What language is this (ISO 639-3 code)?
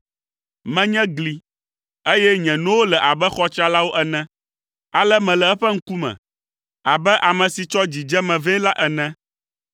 ewe